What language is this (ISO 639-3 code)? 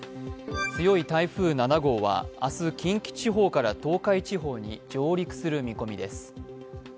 jpn